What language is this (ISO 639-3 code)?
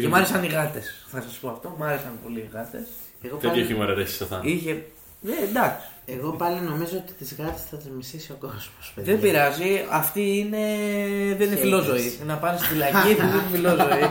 ell